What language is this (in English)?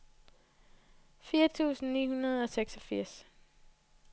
Danish